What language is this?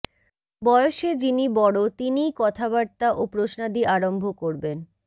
Bangla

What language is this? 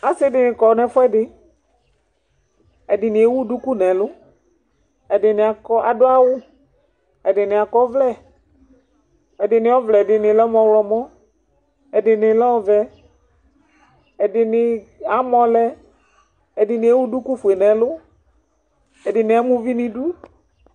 Ikposo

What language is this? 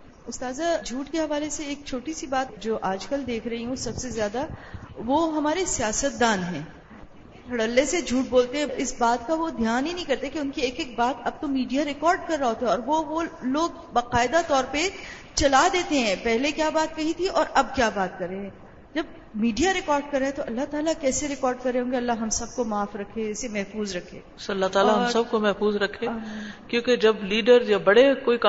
Urdu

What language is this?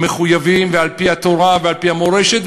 Hebrew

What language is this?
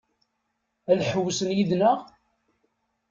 Kabyle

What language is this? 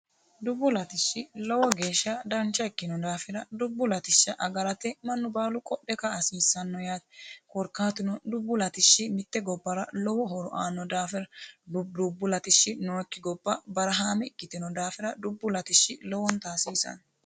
Sidamo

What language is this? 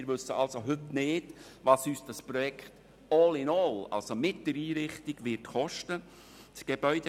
Swiss German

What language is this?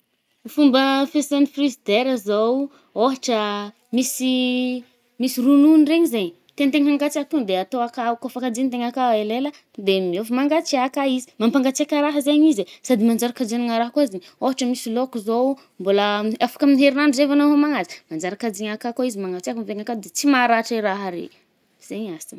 Northern Betsimisaraka Malagasy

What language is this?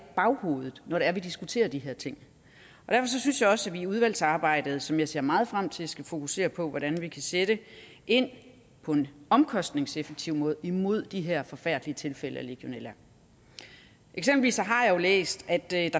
Danish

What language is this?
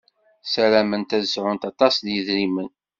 Kabyle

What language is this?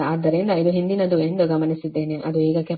Kannada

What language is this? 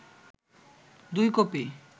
Bangla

